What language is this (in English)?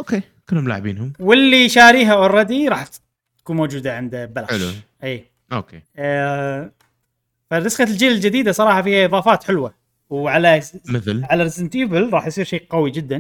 Arabic